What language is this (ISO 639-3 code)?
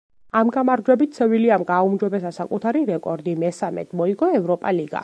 kat